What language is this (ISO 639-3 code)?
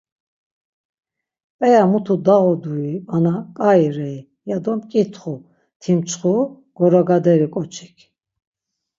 lzz